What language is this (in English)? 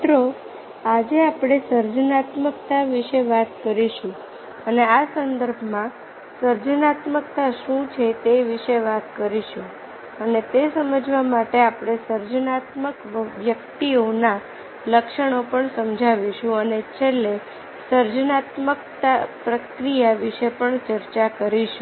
Gujarati